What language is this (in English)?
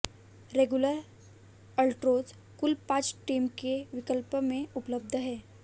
Hindi